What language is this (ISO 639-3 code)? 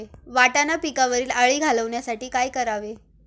mar